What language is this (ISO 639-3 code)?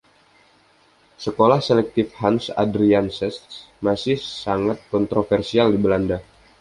ind